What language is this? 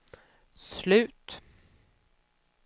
Swedish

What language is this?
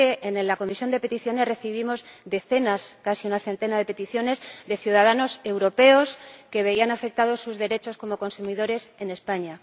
Spanish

